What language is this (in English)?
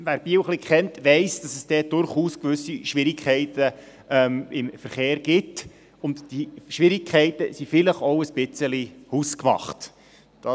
Swiss German